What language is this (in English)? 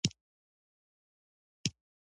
Pashto